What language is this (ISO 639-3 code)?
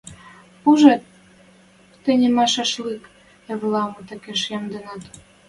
mrj